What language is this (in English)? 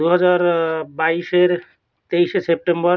Bangla